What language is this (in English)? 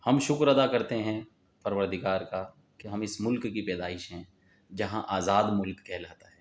Urdu